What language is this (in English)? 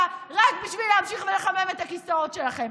Hebrew